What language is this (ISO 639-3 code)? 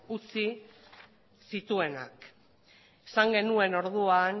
eus